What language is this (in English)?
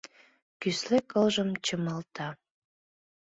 Mari